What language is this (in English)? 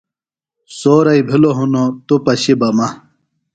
Phalura